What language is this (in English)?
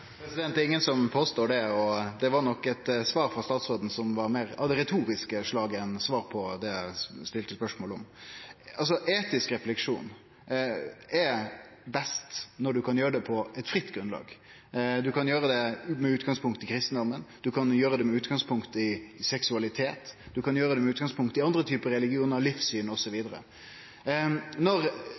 Norwegian